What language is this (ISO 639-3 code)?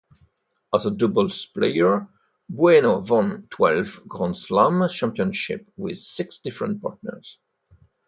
eng